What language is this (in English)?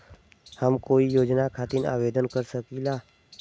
Bhojpuri